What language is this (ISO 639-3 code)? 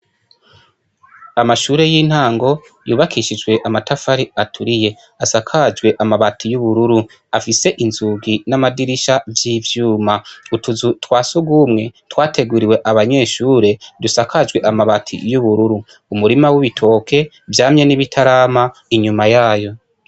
run